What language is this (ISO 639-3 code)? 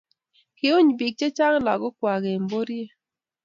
kln